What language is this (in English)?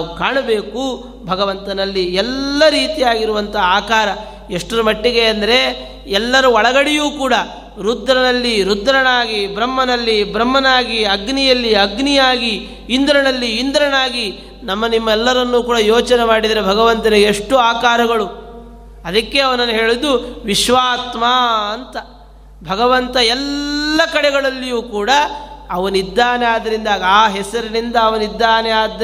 Kannada